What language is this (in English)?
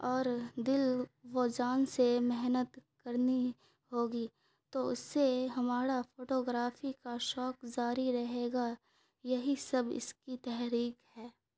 Urdu